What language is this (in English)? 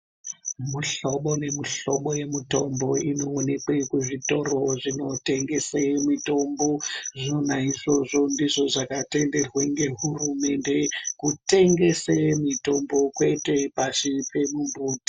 Ndau